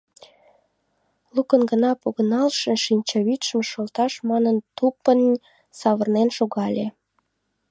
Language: Mari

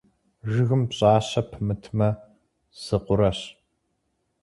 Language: Kabardian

